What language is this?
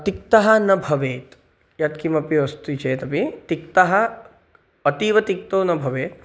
Sanskrit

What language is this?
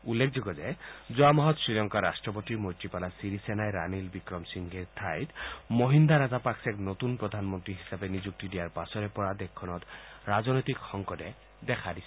Assamese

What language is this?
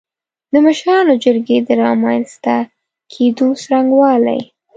Pashto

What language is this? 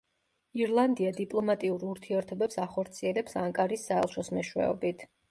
Georgian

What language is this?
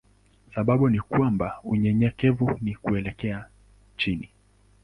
Swahili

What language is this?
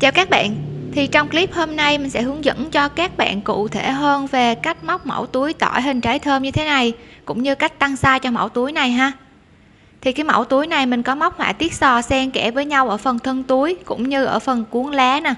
Vietnamese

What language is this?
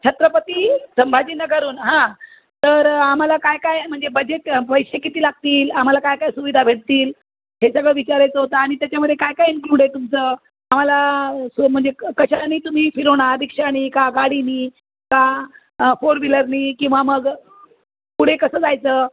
Marathi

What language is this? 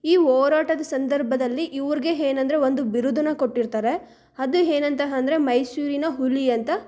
Kannada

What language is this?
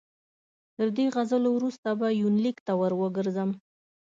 Pashto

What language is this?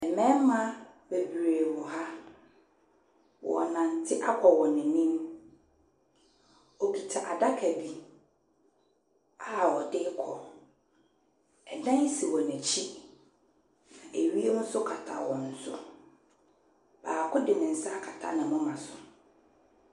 Akan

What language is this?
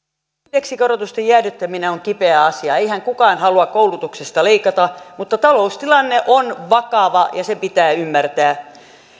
Finnish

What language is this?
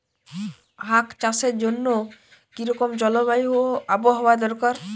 Bangla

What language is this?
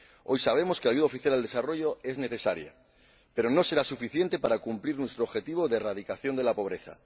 Spanish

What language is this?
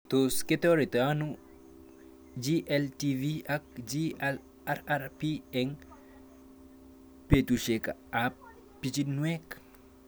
Kalenjin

